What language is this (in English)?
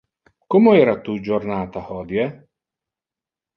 Interlingua